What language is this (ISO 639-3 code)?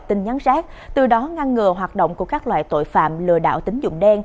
vie